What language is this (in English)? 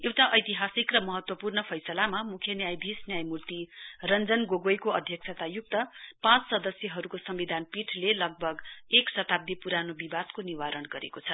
Nepali